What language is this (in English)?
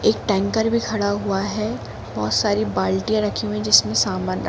Hindi